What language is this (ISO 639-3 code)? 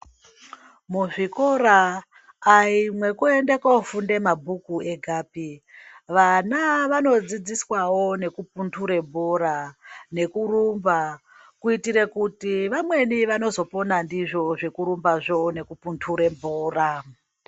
ndc